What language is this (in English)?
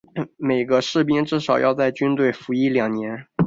Chinese